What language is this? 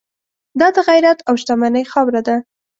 Pashto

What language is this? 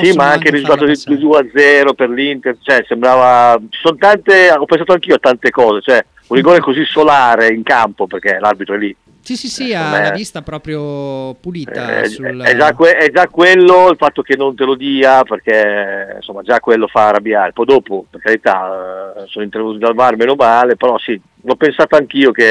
Italian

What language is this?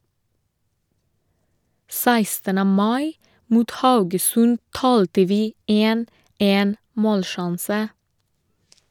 Norwegian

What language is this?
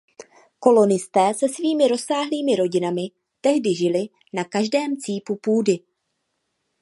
Czech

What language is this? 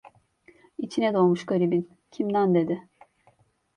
Turkish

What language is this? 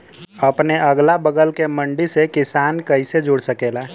Bhojpuri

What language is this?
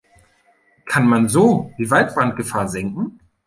German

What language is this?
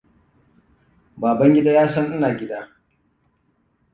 Hausa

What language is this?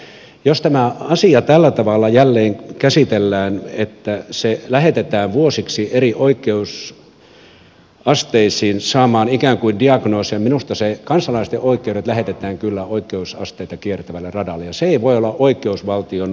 Finnish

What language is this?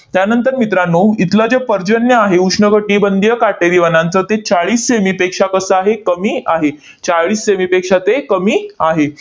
Marathi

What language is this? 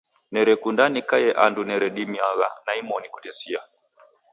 Taita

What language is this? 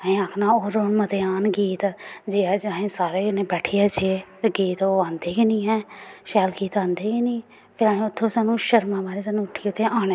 Dogri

